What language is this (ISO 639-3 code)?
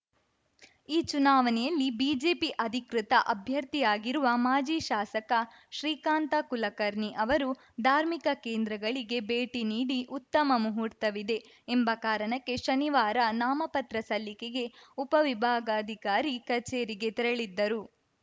kan